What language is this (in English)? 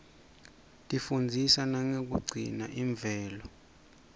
Swati